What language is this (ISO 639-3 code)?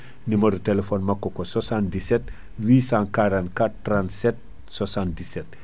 ful